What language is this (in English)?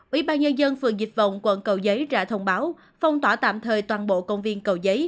Vietnamese